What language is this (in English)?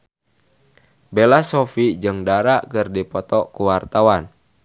Sundanese